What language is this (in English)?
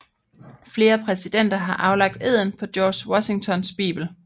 Danish